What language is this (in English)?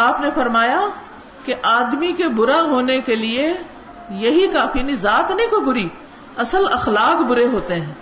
Urdu